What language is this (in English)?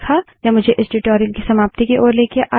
Hindi